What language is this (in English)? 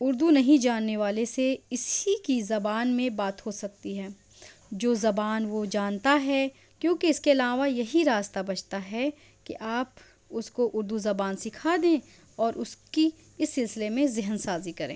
Urdu